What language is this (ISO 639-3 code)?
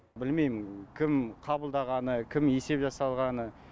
kaz